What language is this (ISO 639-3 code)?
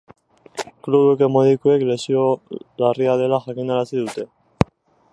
eus